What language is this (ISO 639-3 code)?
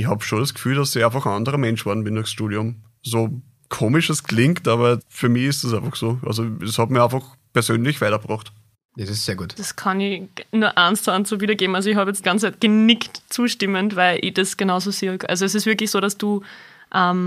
deu